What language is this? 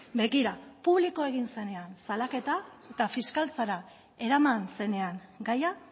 Basque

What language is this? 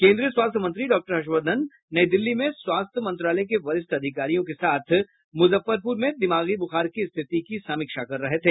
Hindi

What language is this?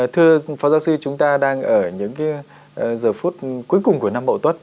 Vietnamese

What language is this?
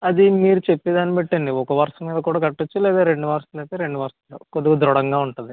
Telugu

